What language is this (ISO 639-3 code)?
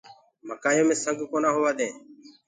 ggg